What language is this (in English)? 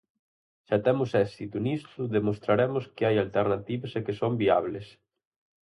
Galician